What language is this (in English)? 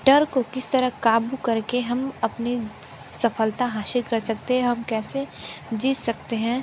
Hindi